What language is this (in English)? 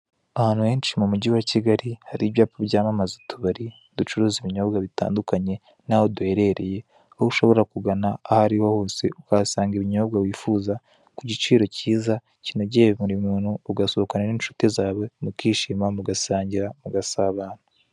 Kinyarwanda